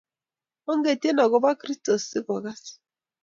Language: Kalenjin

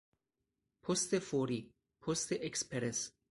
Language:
Persian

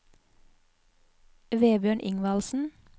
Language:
Norwegian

